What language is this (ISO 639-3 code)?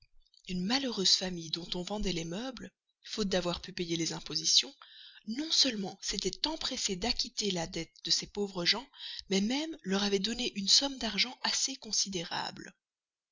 fra